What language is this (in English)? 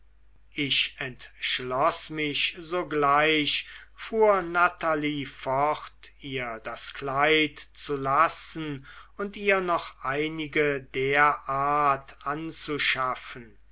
German